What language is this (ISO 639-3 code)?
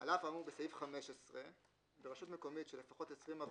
heb